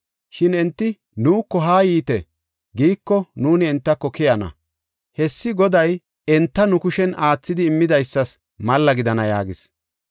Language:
Gofa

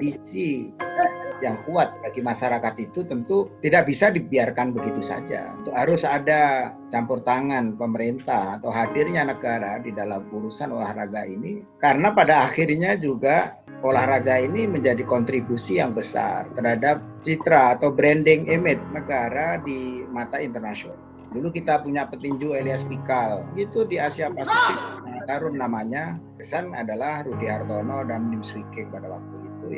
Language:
Indonesian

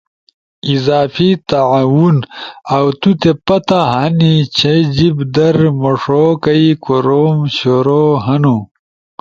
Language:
Ushojo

